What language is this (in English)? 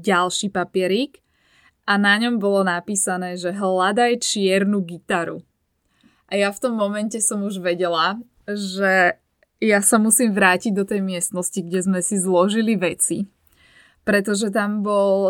Slovak